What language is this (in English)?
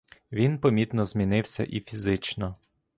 Ukrainian